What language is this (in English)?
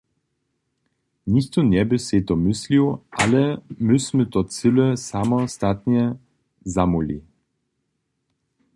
Upper Sorbian